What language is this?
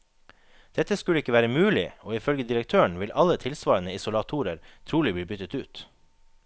Norwegian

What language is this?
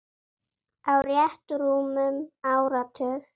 Icelandic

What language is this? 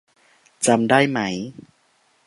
Thai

